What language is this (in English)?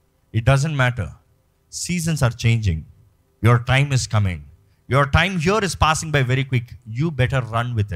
Telugu